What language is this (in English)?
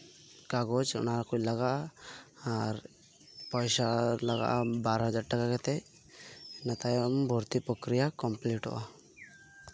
Santali